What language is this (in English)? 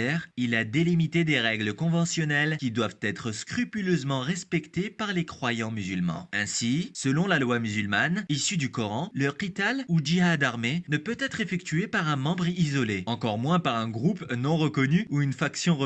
French